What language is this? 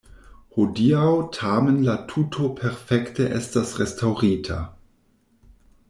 Esperanto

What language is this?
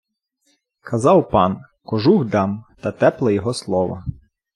Ukrainian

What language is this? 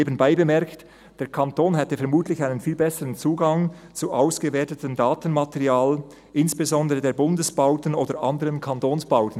Swiss German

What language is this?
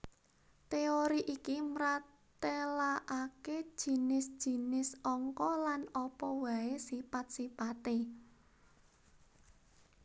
Javanese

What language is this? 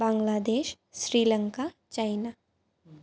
Sanskrit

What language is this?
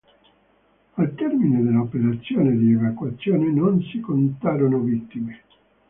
Italian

